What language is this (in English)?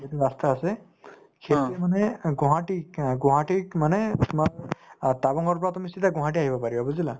Assamese